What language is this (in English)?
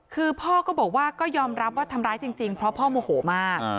Thai